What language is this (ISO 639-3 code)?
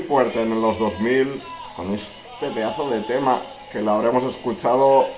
spa